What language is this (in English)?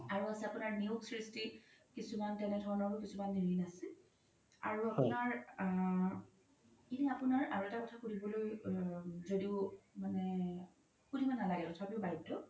Assamese